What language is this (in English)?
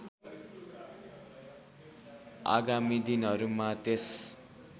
Nepali